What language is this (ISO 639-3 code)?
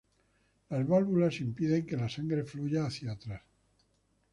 spa